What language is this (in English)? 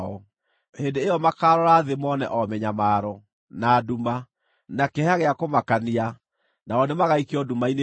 Kikuyu